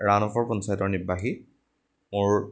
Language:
Assamese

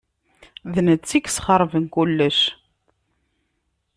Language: Kabyle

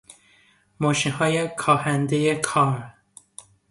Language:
Persian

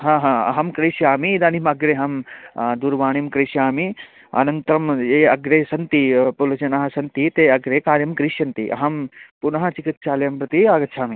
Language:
Sanskrit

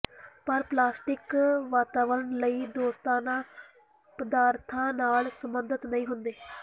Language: Punjabi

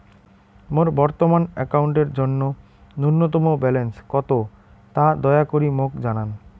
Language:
Bangla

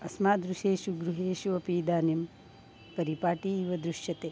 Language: Sanskrit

